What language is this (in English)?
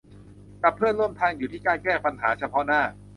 Thai